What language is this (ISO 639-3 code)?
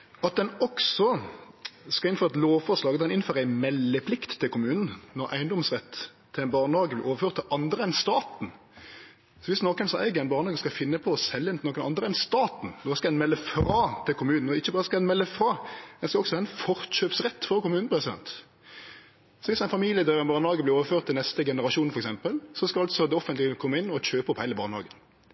nno